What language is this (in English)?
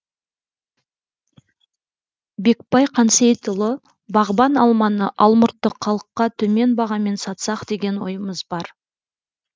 Kazakh